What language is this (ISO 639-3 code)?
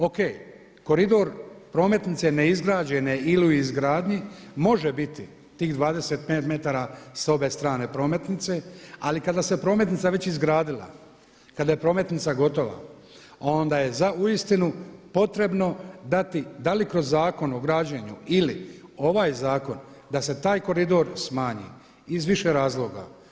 hrv